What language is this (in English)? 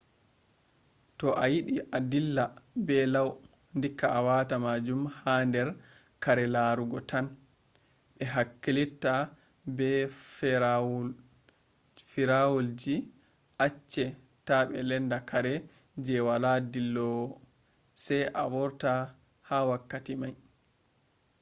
Fula